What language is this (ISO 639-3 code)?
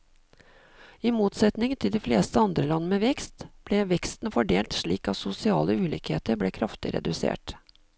nor